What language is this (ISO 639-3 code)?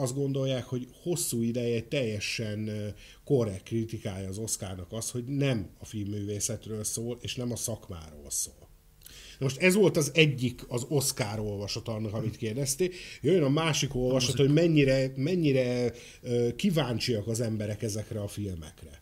hun